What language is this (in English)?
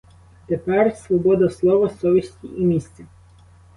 Ukrainian